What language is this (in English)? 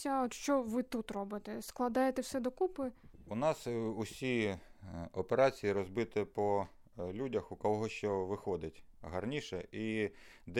Ukrainian